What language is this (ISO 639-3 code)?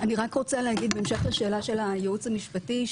heb